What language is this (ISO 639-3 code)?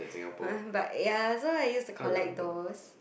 eng